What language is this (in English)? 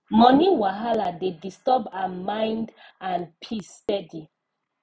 Nigerian Pidgin